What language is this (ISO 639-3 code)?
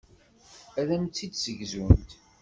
kab